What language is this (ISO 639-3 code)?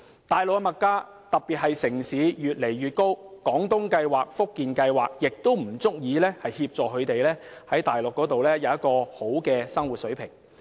yue